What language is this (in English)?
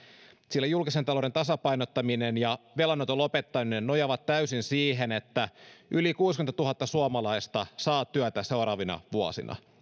Finnish